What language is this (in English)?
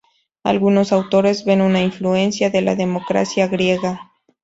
Spanish